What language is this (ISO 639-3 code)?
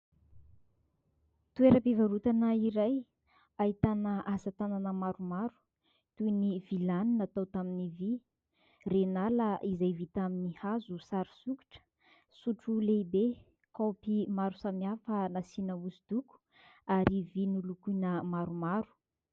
mlg